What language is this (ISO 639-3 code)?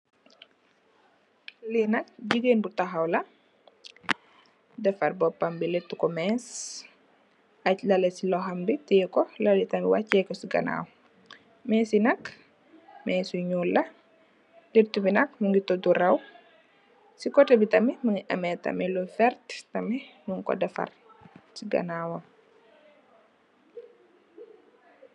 wol